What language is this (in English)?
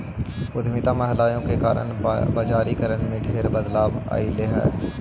Magahi